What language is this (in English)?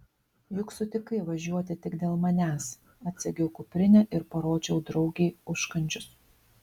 Lithuanian